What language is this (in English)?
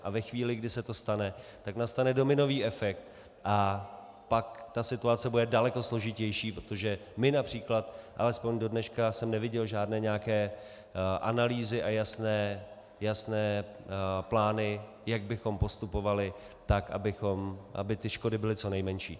Czech